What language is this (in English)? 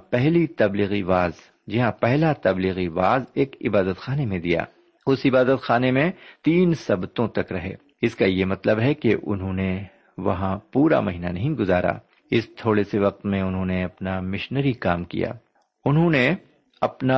Urdu